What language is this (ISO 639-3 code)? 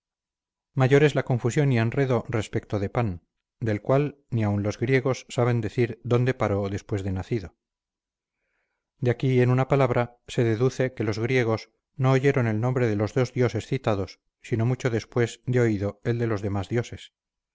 spa